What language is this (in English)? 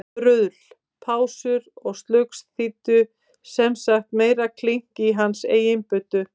Icelandic